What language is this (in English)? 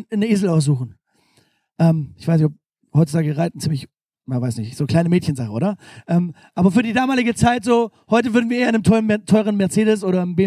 German